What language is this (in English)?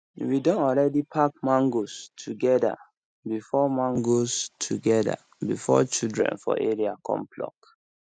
Nigerian Pidgin